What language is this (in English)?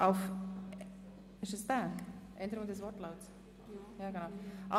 Swiss German